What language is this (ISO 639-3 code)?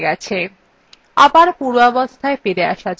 ben